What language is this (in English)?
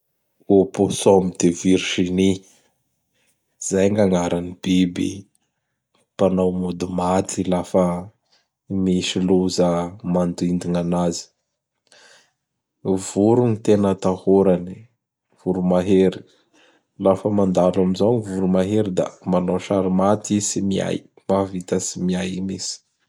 Bara Malagasy